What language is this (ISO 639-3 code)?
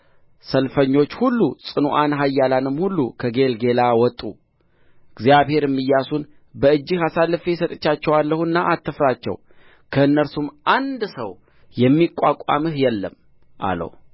amh